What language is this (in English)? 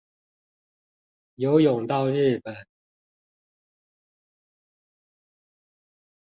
Chinese